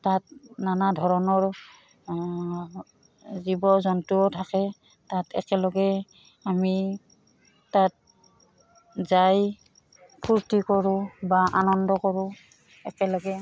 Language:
Assamese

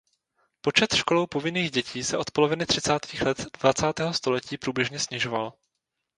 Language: Czech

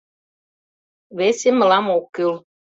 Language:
Mari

